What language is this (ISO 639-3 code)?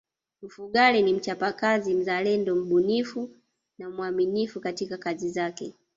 swa